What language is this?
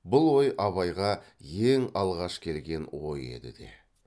Kazakh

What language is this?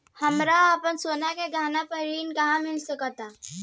Bhojpuri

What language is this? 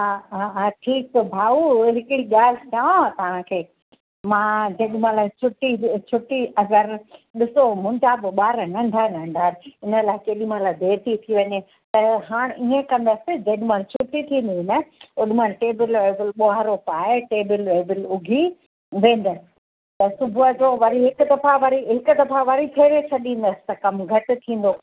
Sindhi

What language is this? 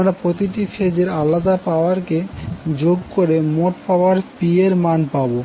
Bangla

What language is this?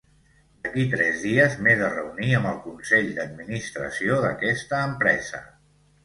Catalan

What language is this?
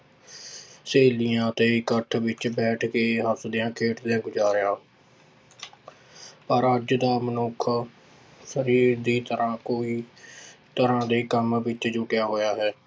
Punjabi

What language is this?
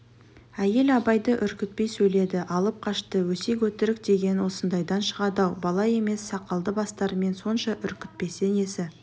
Kazakh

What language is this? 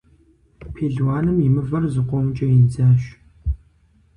Kabardian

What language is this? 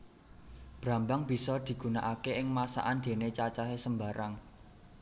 Javanese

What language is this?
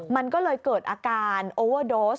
Thai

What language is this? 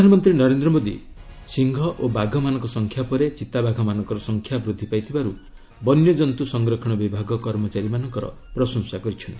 Odia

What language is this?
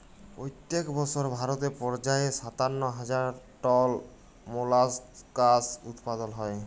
Bangla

